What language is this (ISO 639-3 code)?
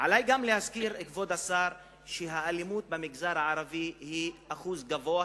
heb